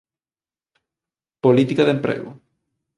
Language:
Galician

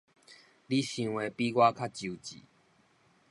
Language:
Min Nan Chinese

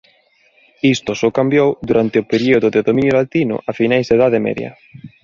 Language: Galician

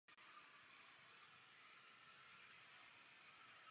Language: Czech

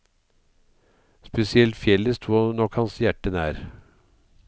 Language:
Norwegian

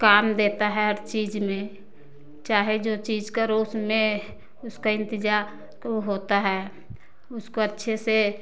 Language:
Hindi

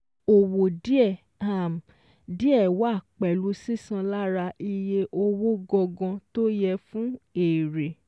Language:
Yoruba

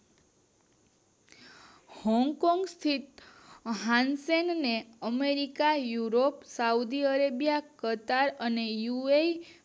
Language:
Gujarati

